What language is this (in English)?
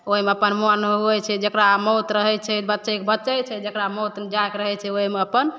Maithili